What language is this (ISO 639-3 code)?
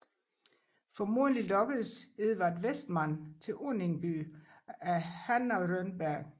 dan